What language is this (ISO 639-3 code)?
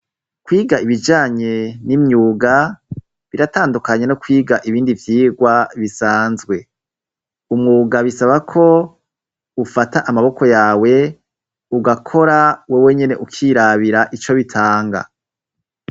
run